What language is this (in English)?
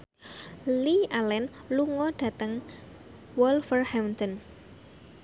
Javanese